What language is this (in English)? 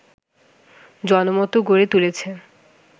Bangla